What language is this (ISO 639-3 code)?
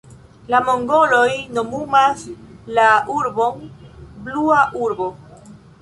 epo